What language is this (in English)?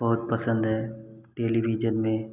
Hindi